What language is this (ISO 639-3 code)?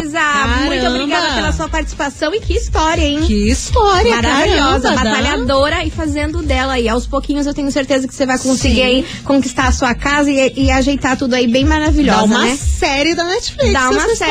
por